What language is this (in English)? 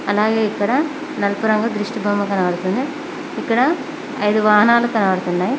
Telugu